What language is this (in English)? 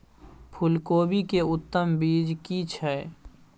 Maithili